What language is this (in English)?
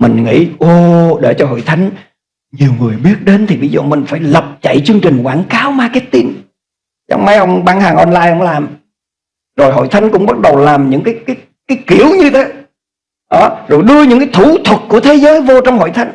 Vietnamese